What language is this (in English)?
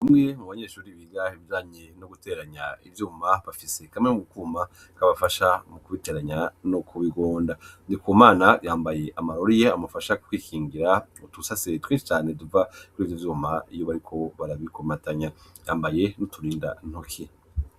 Rundi